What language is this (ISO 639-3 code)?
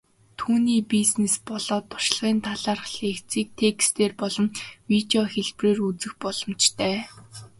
mon